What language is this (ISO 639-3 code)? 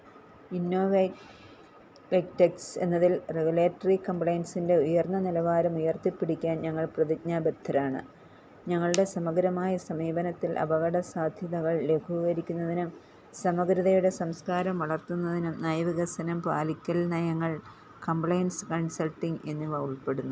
mal